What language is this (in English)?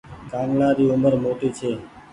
Goaria